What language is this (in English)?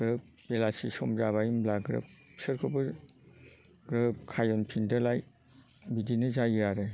Bodo